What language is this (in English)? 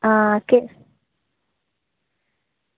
Dogri